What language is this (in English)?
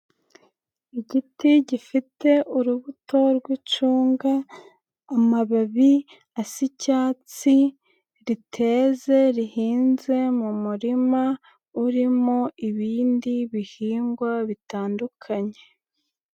Kinyarwanda